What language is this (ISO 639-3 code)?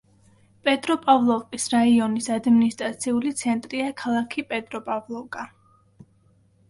kat